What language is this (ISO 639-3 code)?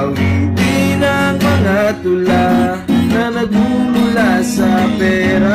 ind